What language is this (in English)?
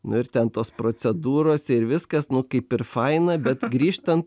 Lithuanian